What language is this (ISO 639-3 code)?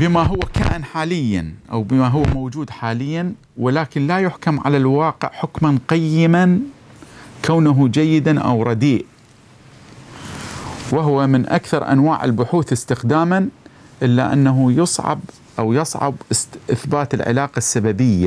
ara